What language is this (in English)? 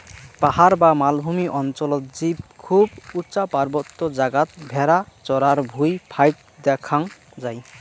Bangla